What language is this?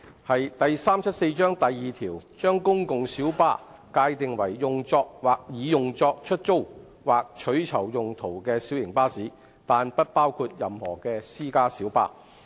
Cantonese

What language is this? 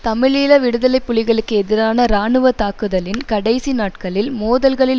Tamil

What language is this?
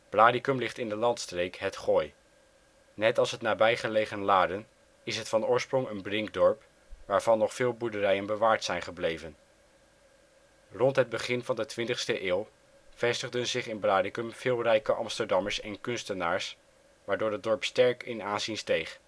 Dutch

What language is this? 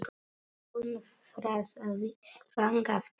Icelandic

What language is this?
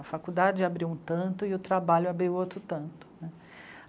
Portuguese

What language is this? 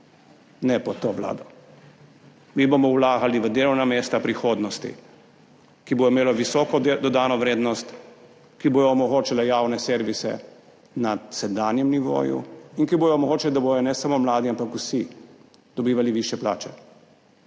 Slovenian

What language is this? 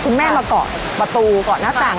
Thai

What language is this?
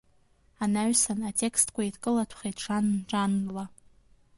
Abkhazian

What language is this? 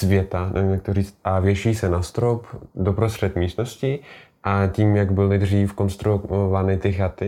Czech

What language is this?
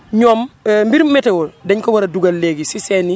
Wolof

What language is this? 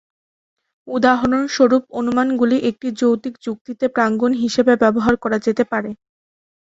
Bangla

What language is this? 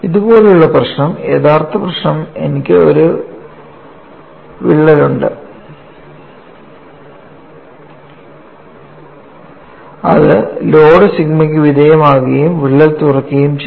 Malayalam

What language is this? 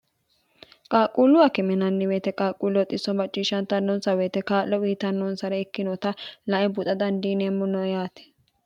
Sidamo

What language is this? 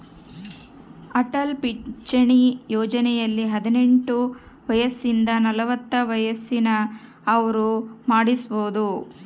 Kannada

